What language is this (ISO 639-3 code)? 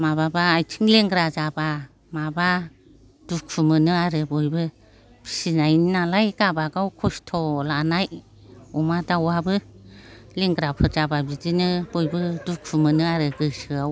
brx